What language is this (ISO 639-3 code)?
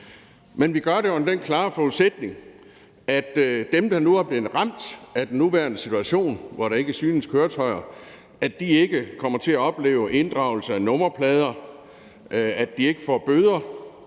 dan